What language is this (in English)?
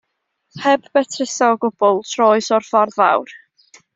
Welsh